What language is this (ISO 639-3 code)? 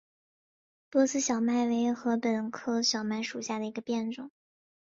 zho